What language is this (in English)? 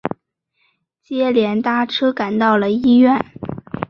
Chinese